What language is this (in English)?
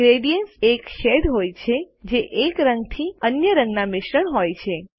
Gujarati